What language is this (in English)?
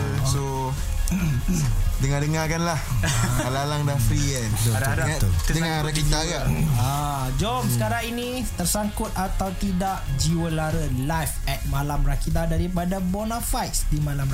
Malay